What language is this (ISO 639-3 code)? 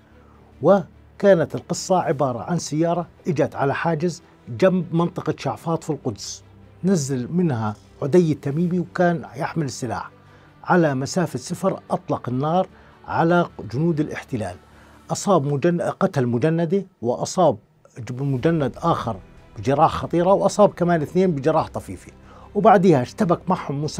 ara